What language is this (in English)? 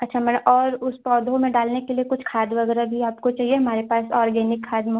Hindi